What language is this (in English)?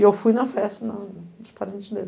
Portuguese